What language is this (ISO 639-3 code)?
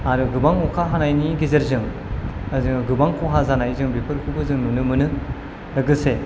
brx